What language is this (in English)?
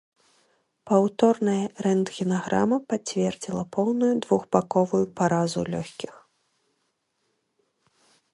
Belarusian